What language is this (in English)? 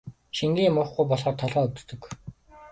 Mongolian